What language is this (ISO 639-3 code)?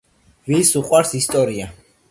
kat